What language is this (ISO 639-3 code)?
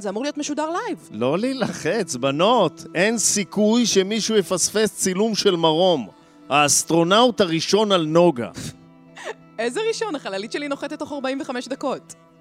heb